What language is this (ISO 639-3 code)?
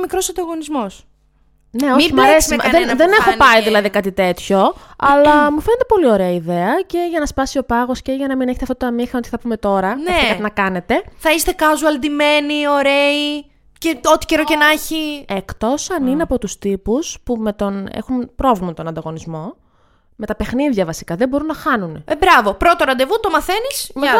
ell